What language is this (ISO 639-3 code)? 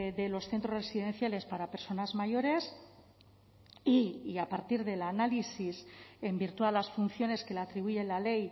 spa